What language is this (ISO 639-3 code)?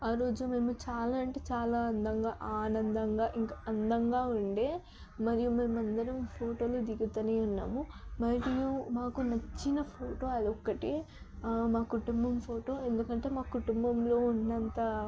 tel